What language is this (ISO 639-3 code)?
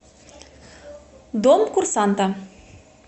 rus